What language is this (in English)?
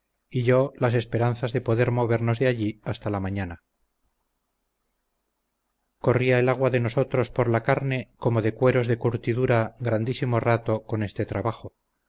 Spanish